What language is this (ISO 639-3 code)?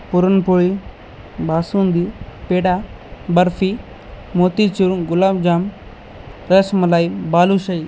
mar